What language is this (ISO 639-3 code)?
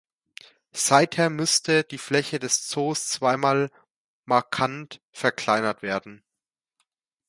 deu